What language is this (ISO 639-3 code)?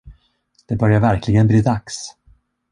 swe